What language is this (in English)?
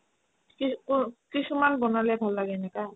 Assamese